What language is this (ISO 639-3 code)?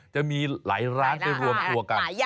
tha